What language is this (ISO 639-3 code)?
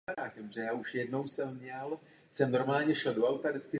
ces